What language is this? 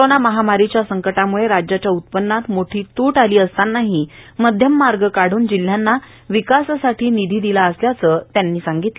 Marathi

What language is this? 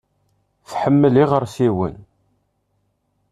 Kabyle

